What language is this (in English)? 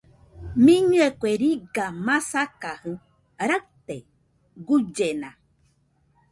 Nüpode Huitoto